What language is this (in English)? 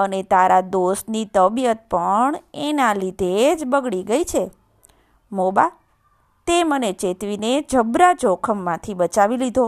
Gujarati